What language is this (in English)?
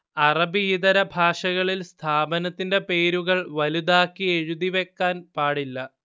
Malayalam